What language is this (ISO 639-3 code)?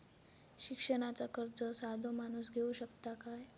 mar